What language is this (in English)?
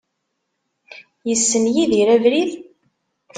Kabyle